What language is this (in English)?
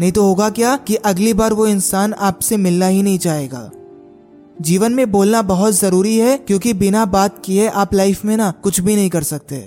Hindi